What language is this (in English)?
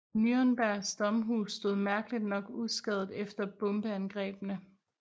Danish